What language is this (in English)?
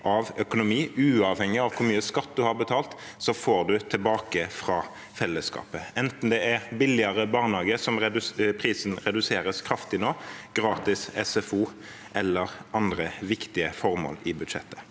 Norwegian